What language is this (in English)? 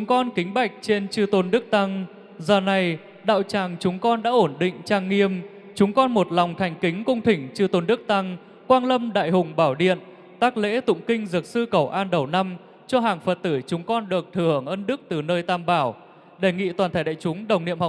Vietnamese